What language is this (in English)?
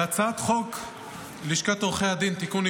Hebrew